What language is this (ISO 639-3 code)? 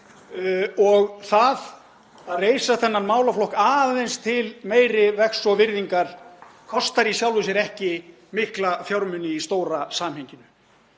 isl